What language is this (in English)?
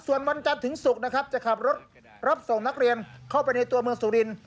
Thai